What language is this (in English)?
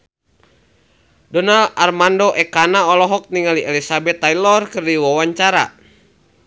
Sundanese